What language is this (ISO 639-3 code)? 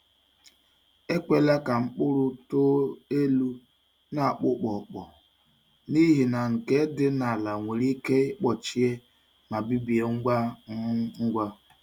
ibo